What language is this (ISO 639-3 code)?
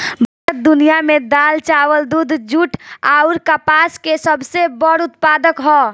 bho